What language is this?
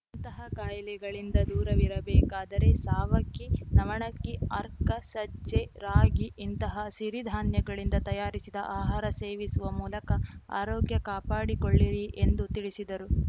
Kannada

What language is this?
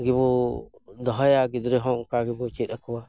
Santali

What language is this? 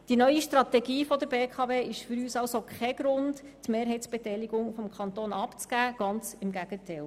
Swiss German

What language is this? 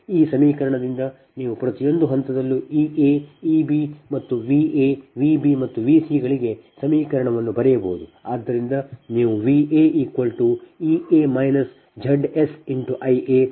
Kannada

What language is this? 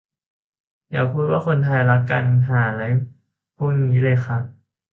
Thai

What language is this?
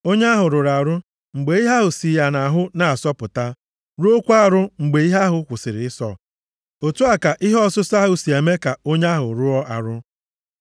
Igbo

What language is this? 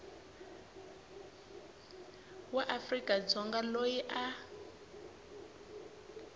Tsonga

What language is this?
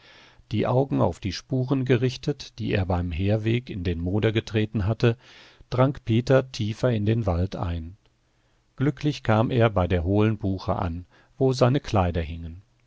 German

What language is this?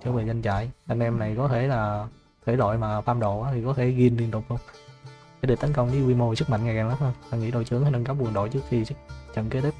Vietnamese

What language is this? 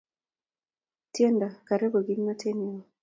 Kalenjin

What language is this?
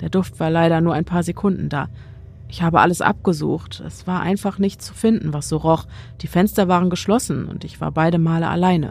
German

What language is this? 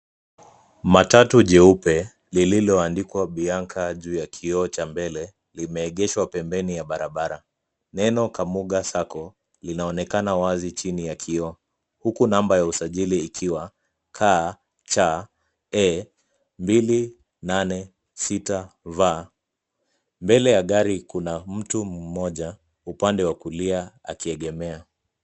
Swahili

